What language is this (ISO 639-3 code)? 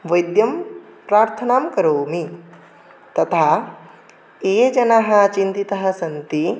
san